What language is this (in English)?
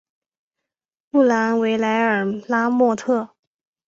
Chinese